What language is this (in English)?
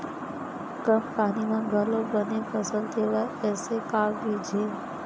Chhattisgarhi